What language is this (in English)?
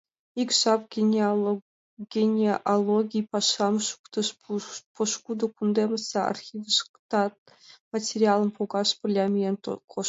Mari